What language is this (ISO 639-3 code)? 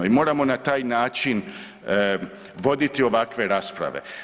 hrv